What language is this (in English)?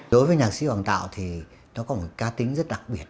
Vietnamese